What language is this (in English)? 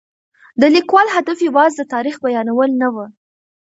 Pashto